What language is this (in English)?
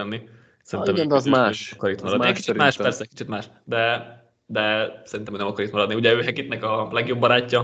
Hungarian